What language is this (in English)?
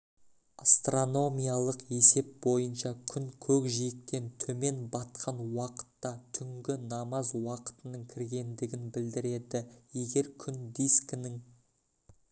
Kazakh